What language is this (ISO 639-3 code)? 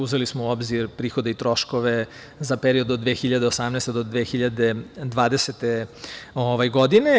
srp